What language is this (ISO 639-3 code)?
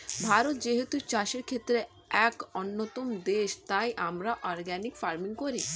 ben